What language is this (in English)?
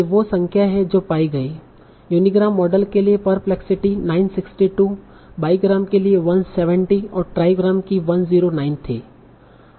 Hindi